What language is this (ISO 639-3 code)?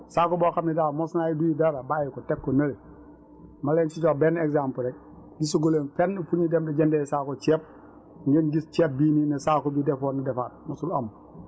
wol